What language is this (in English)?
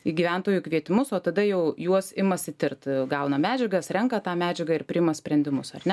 Lithuanian